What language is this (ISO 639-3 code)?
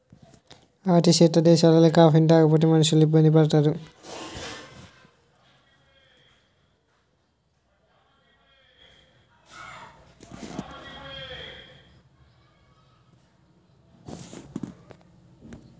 tel